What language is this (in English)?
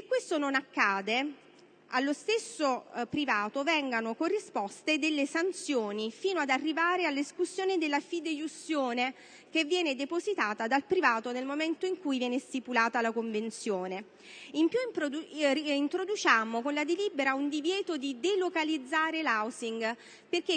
Italian